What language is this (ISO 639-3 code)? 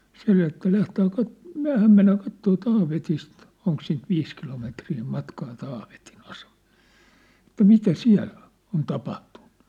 fin